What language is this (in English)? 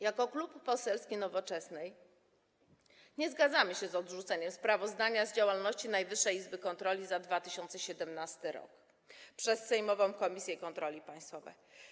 Polish